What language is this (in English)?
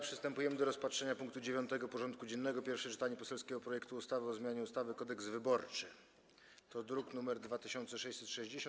Polish